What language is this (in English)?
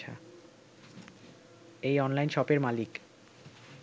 Bangla